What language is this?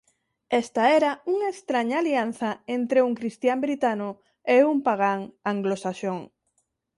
Galician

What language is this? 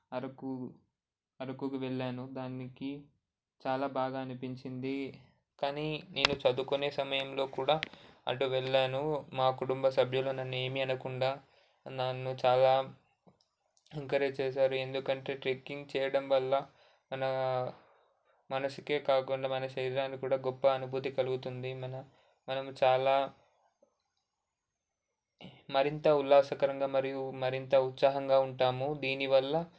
Telugu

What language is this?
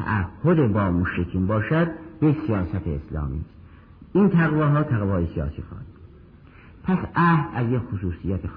Persian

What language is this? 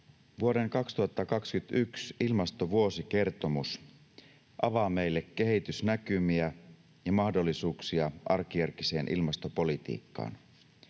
Finnish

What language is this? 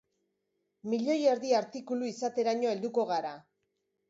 Basque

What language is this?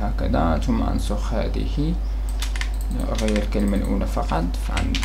Arabic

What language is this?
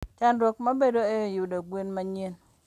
Luo (Kenya and Tanzania)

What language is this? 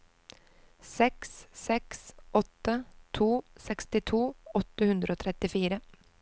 Norwegian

